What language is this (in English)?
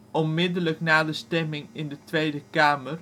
Dutch